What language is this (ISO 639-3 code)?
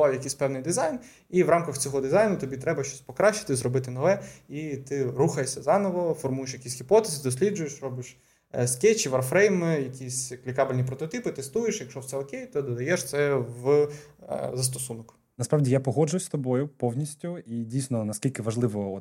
ukr